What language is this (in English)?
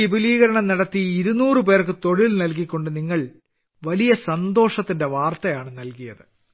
Malayalam